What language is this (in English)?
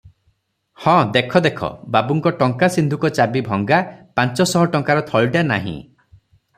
Odia